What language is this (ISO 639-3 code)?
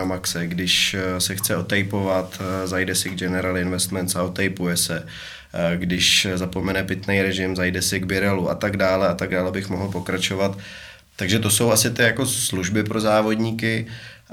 ces